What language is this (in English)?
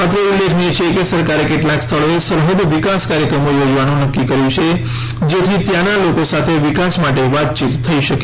Gujarati